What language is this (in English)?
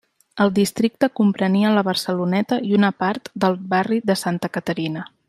Catalan